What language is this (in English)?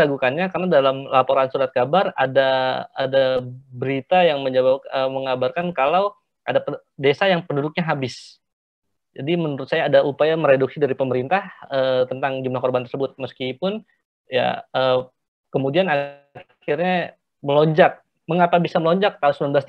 Indonesian